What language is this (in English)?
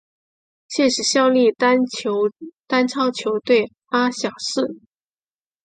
Chinese